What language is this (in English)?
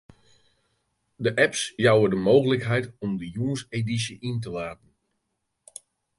Western Frisian